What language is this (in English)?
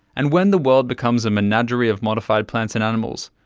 English